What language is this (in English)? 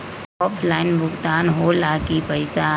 Magahi